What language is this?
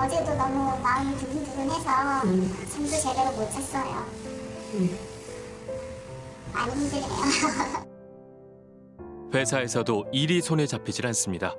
Korean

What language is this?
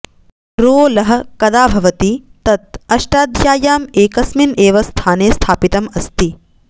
Sanskrit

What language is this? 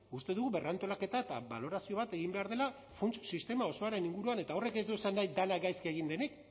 Basque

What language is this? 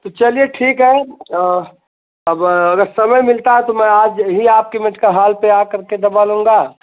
Hindi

